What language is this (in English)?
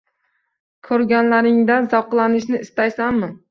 Uzbek